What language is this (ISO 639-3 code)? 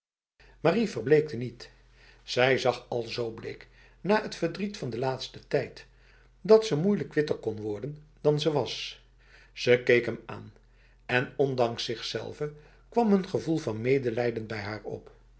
nld